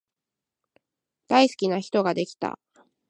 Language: Japanese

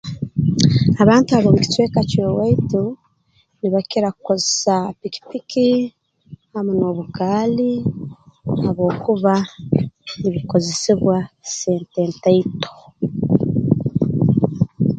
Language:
Tooro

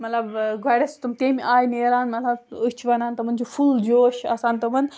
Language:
Kashmiri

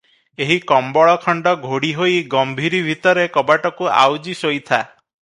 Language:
Odia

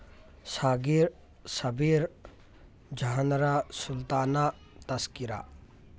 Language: Manipuri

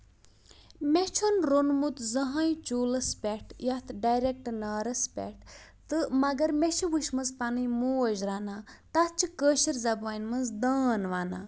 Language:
Kashmiri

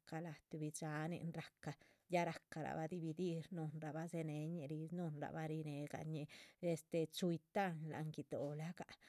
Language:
Chichicapan Zapotec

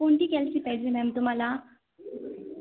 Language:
Marathi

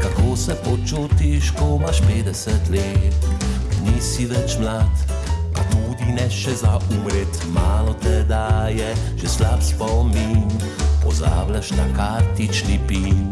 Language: Slovenian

